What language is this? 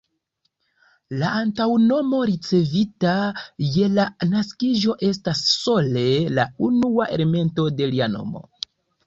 Esperanto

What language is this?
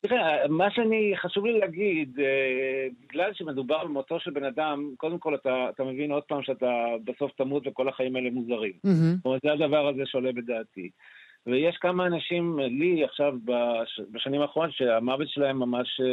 Hebrew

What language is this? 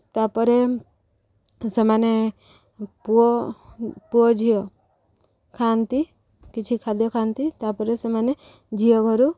Odia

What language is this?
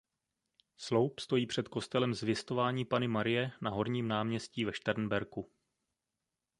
Czech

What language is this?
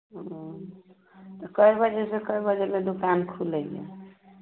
Maithili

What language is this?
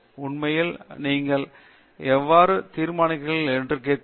Tamil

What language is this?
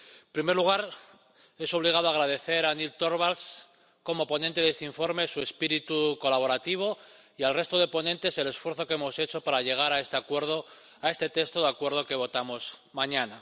Spanish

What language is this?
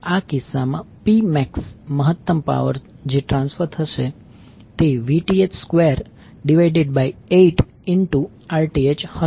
Gujarati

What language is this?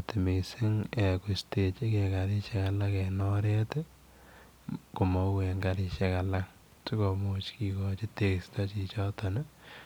Kalenjin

